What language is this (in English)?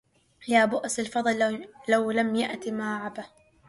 Arabic